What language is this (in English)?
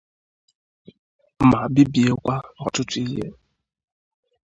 Igbo